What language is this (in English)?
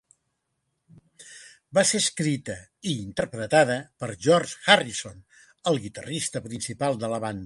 Catalan